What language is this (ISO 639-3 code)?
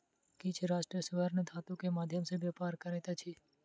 mai